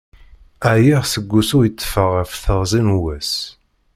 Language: Kabyle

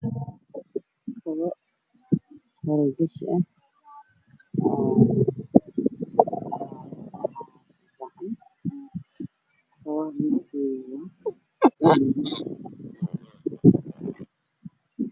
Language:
Somali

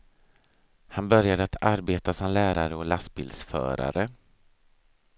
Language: Swedish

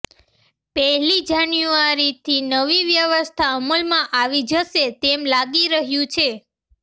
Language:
Gujarati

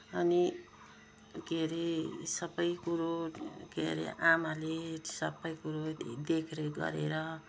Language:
Nepali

